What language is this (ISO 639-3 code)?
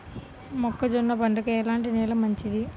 tel